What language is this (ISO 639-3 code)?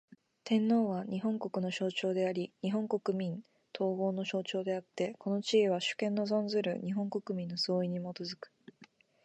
jpn